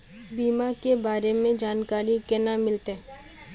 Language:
Magahi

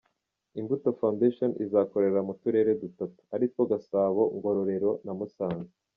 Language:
Kinyarwanda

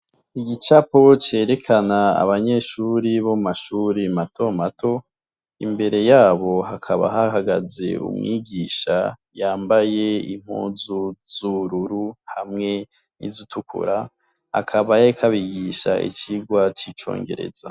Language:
Rundi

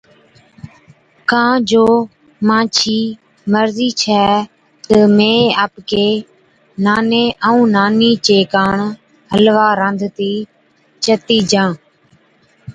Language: Od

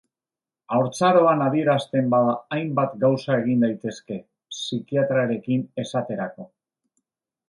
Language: Basque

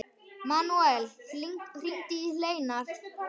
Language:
Icelandic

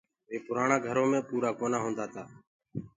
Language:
Gurgula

